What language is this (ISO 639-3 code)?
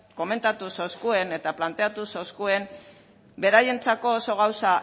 eus